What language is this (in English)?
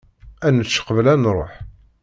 Kabyle